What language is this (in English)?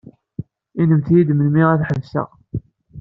Kabyle